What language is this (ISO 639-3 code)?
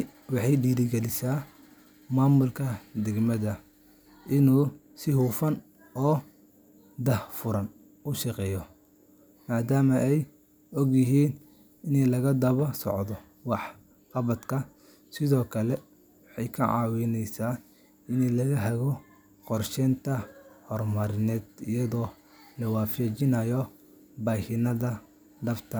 som